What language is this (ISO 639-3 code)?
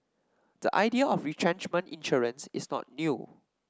eng